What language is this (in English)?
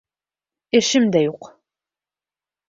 Bashkir